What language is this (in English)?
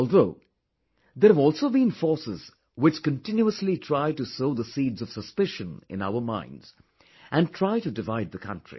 English